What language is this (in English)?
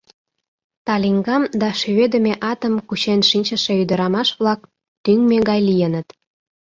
Mari